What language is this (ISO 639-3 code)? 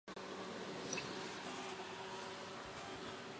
zho